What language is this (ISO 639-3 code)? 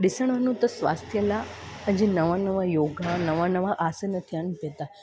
snd